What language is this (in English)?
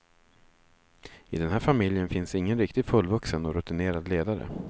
Swedish